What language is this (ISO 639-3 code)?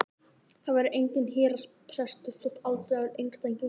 isl